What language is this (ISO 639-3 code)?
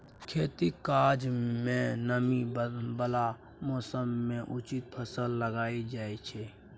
mai